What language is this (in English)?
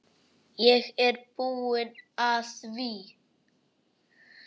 Icelandic